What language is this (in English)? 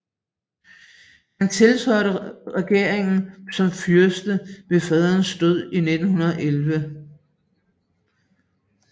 Danish